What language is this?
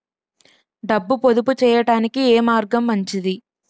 Telugu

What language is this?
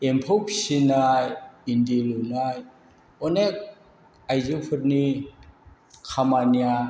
Bodo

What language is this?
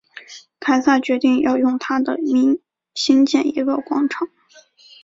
Chinese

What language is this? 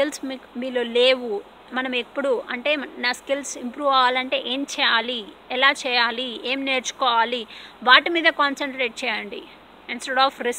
Telugu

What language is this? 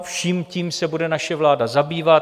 Czech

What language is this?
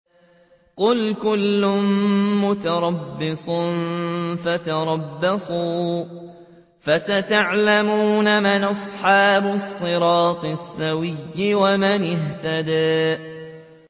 Arabic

